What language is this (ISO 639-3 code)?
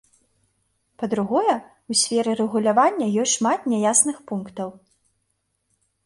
bel